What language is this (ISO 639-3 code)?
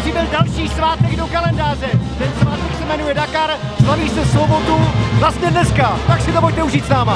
ces